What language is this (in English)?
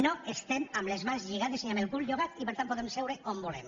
Catalan